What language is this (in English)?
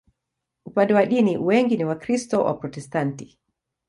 Swahili